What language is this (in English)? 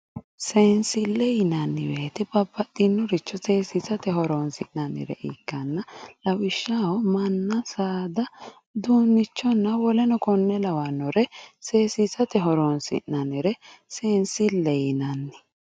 Sidamo